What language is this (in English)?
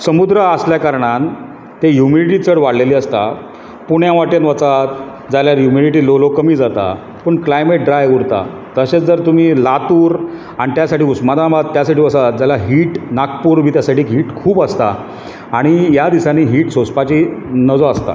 Konkani